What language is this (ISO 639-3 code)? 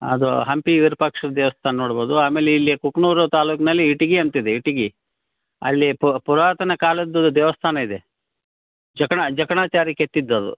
kan